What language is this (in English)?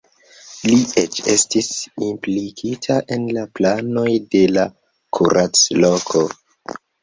Esperanto